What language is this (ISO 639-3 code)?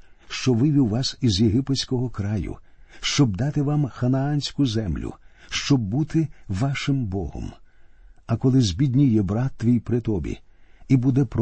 ukr